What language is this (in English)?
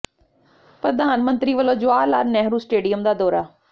Punjabi